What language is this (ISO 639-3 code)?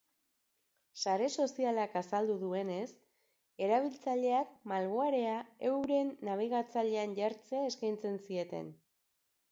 eus